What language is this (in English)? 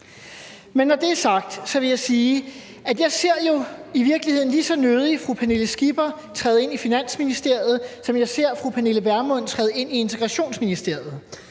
Danish